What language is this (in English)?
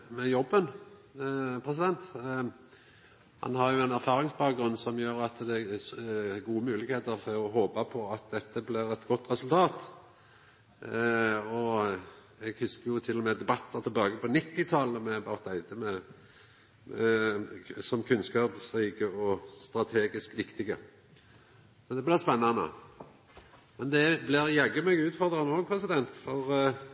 Norwegian Nynorsk